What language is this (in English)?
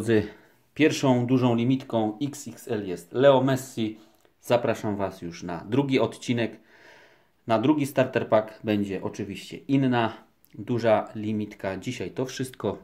Polish